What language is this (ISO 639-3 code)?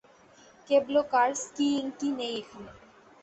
ben